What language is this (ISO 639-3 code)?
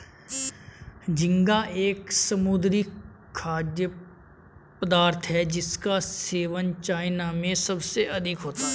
hin